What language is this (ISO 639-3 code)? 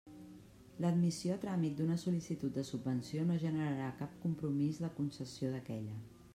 cat